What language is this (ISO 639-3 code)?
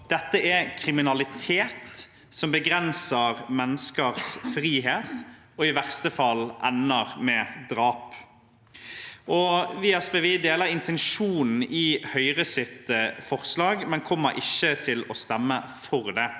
nor